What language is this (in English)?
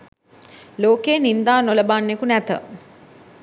Sinhala